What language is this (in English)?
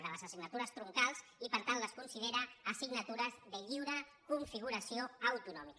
Catalan